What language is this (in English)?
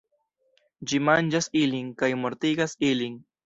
Esperanto